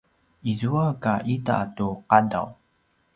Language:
Paiwan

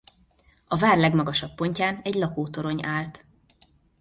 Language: Hungarian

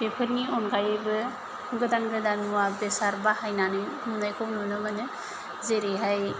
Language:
Bodo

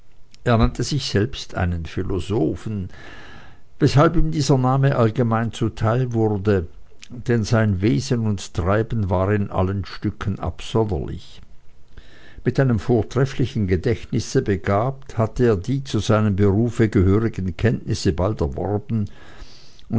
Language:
German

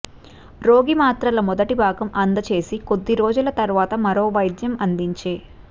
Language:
Telugu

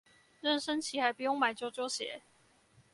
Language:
Chinese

